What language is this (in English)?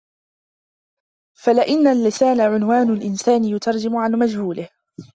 Arabic